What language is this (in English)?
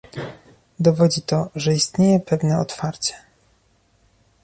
Polish